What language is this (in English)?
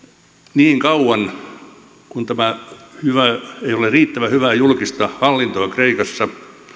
Finnish